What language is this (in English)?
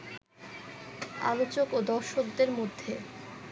Bangla